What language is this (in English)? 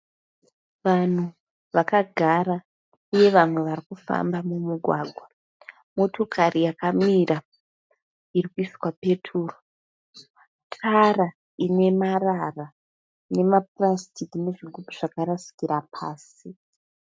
Shona